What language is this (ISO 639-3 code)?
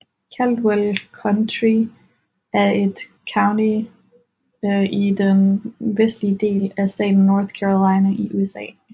dan